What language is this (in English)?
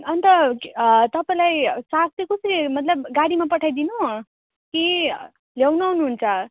Nepali